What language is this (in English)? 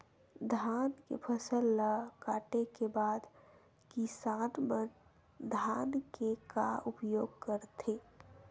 Chhattisgarhi